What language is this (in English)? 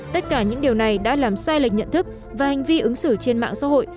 Vietnamese